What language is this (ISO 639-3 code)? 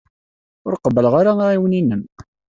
kab